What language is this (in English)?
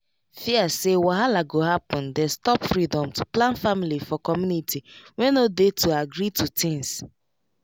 Nigerian Pidgin